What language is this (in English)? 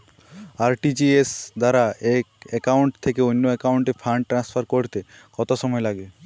Bangla